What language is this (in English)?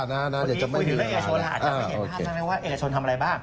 Thai